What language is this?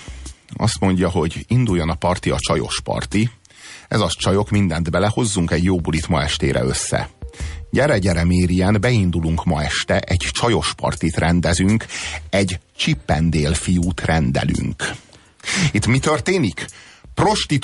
Hungarian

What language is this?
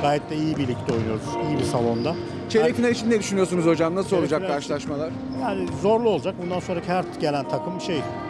Turkish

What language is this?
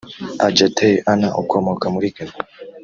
Kinyarwanda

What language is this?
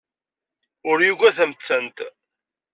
Kabyle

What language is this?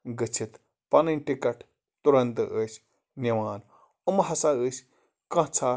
Kashmiri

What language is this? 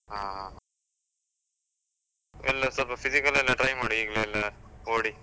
Kannada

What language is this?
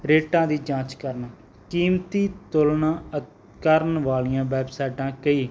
Punjabi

